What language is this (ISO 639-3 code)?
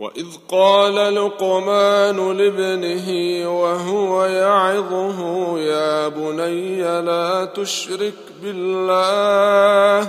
ara